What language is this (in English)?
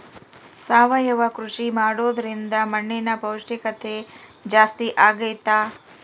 Kannada